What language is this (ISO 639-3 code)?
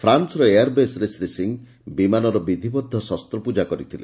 ori